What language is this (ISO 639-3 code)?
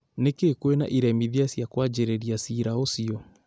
kik